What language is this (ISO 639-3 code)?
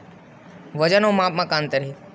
hne